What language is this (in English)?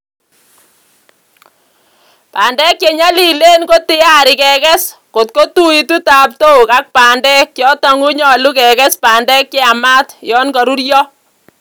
Kalenjin